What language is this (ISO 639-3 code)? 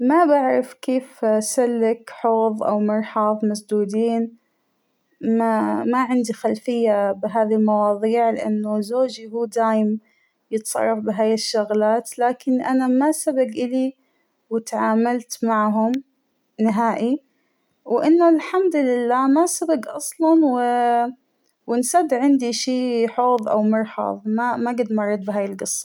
acw